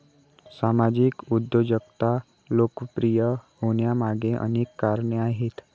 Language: Marathi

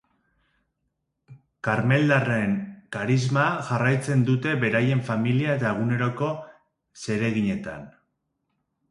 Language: Basque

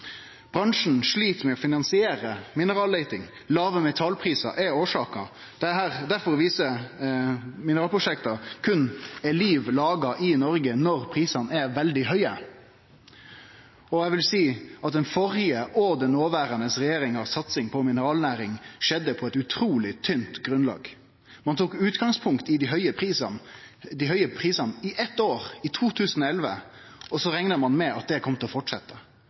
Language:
Norwegian Nynorsk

